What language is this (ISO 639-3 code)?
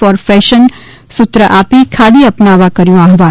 guj